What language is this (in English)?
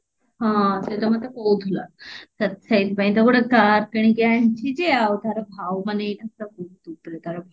Odia